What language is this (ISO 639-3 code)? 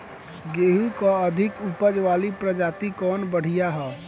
bho